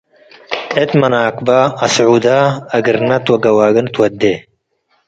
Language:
Tigre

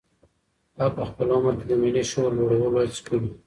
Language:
Pashto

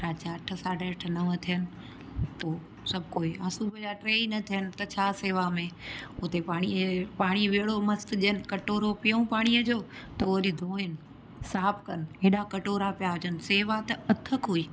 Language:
Sindhi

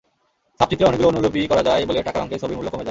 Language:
Bangla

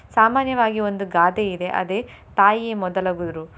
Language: Kannada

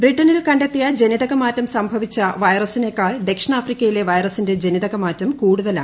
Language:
Malayalam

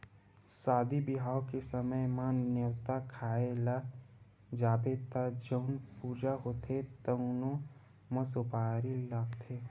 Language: Chhattisgarhi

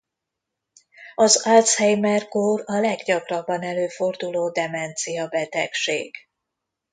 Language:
Hungarian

